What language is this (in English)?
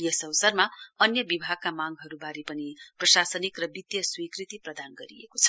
Nepali